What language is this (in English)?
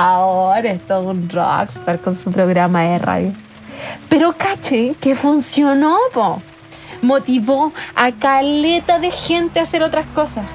Spanish